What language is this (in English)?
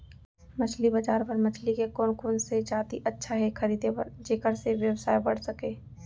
Chhattisgarhi